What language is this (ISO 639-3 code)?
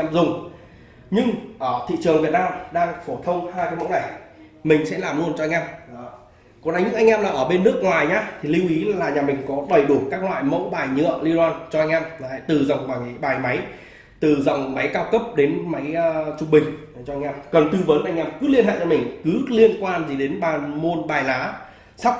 vie